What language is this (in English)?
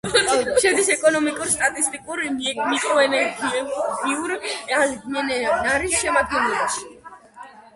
Georgian